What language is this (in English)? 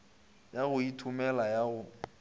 Northern Sotho